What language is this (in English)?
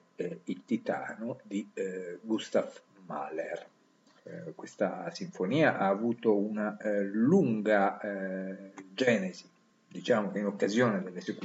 Italian